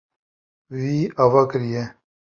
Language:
Kurdish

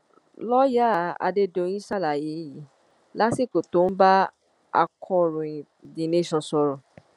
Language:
Yoruba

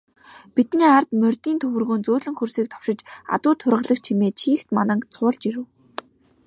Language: Mongolian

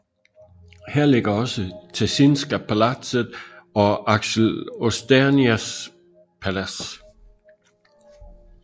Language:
Danish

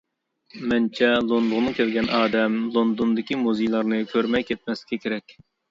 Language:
Uyghur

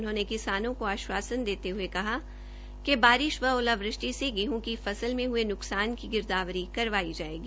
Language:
Hindi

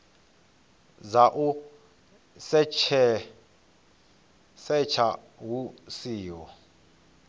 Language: Venda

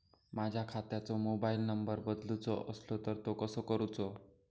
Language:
Marathi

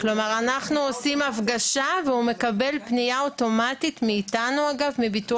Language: Hebrew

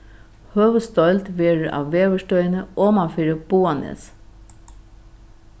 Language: Faroese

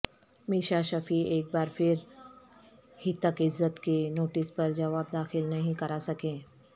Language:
Urdu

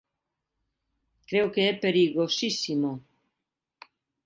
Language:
Galician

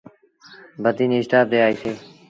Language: Sindhi Bhil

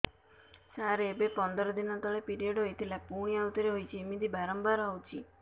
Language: Odia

